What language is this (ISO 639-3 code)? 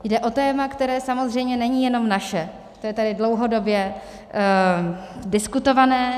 ces